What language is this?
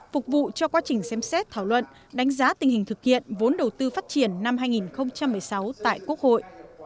Vietnamese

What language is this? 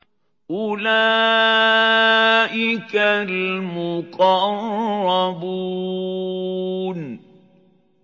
Arabic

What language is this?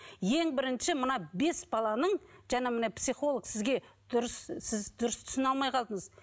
Kazakh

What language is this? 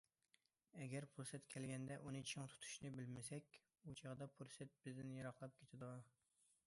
Uyghur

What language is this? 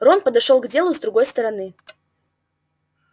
Russian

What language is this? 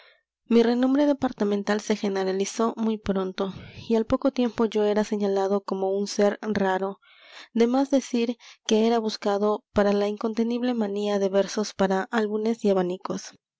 Spanish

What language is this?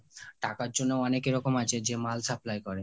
Bangla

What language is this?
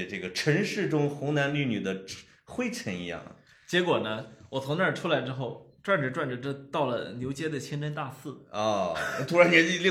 Chinese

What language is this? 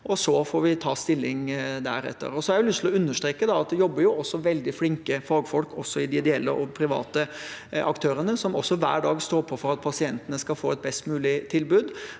Norwegian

